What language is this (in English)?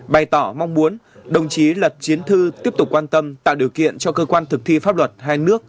Vietnamese